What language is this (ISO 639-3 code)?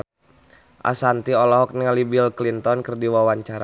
sun